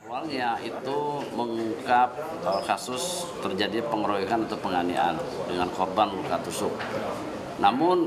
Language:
Indonesian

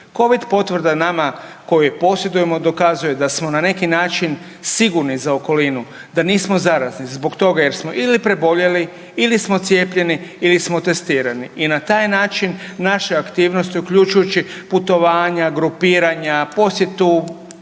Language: Croatian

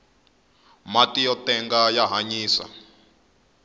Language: Tsonga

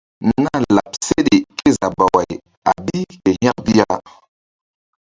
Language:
Mbum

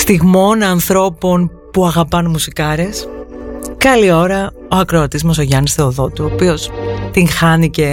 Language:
Greek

